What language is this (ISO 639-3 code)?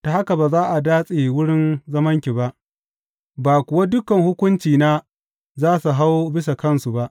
hau